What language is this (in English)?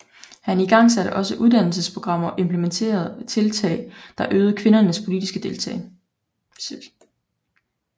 Danish